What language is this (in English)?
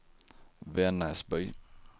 Swedish